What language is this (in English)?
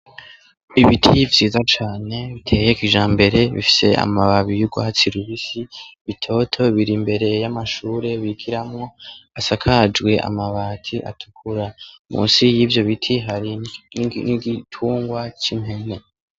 Rundi